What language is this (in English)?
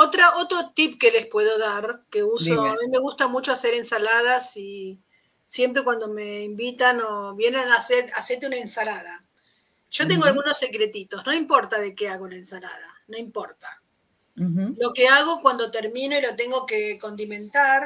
Spanish